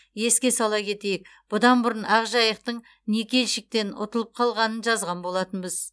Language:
Kazakh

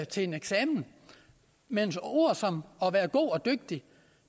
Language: Danish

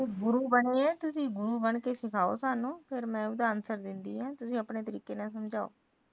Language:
Punjabi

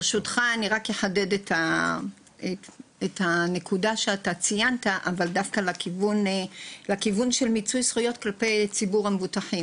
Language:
Hebrew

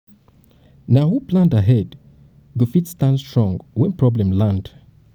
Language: Nigerian Pidgin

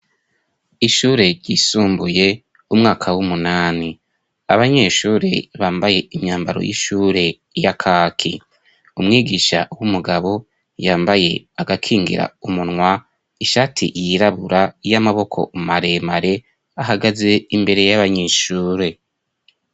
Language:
Rundi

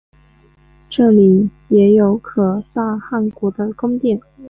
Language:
Chinese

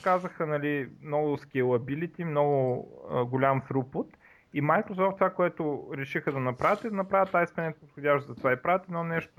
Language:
Bulgarian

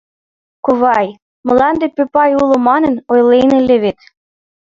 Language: Mari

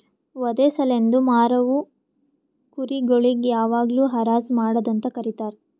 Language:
Kannada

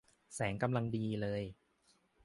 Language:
Thai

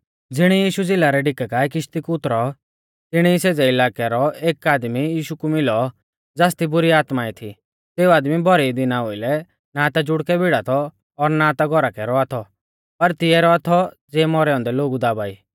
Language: Mahasu Pahari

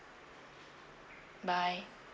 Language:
English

